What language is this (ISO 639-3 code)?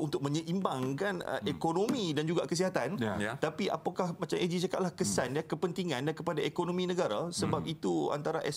msa